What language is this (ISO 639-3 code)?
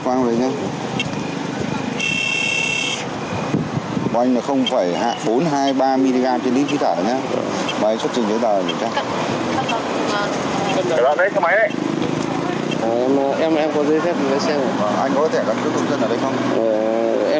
vie